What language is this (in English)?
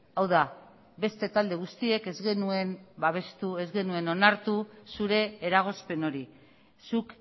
Basque